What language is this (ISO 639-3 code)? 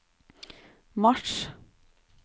nor